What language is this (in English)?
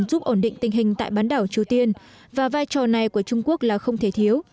Vietnamese